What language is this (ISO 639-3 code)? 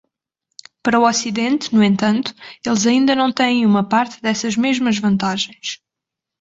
por